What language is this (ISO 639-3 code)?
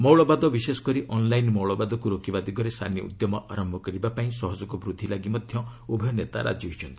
ori